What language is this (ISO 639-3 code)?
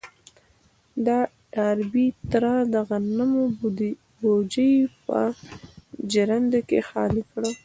pus